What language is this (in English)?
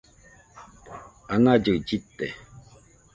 Nüpode Huitoto